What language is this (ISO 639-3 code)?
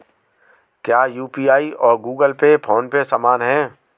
hin